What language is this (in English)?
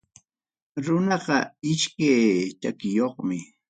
Ayacucho Quechua